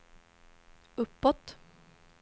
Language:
Swedish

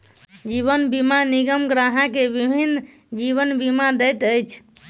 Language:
Maithili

